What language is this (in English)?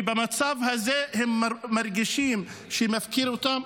Hebrew